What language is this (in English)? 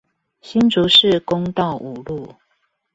Chinese